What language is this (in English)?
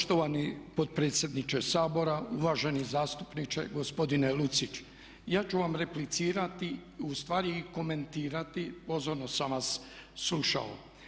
Croatian